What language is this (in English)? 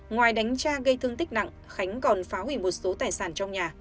Vietnamese